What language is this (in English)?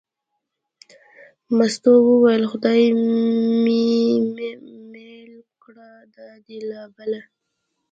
Pashto